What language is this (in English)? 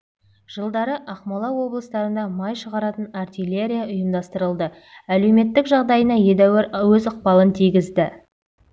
Kazakh